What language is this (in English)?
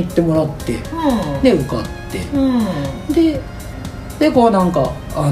Japanese